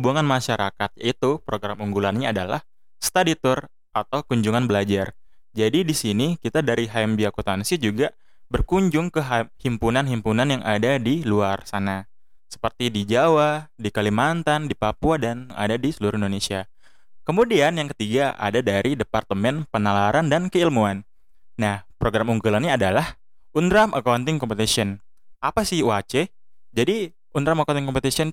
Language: Indonesian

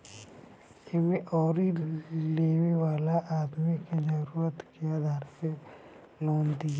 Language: Bhojpuri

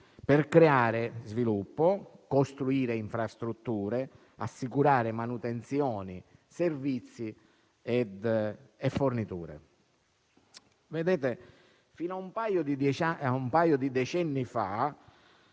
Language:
Italian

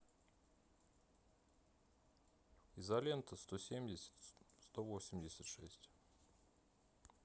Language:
Russian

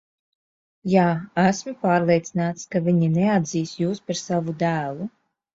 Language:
Latvian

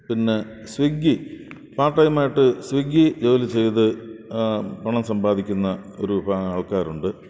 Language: Malayalam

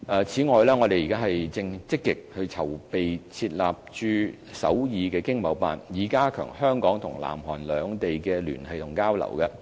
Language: Cantonese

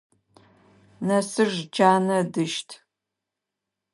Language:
Adyghe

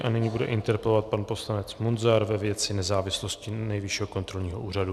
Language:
Czech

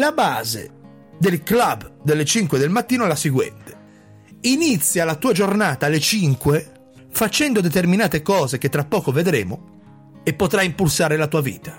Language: Italian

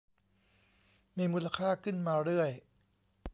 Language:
Thai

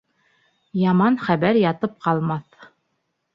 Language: Bashkir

